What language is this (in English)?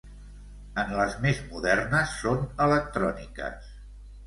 Catalan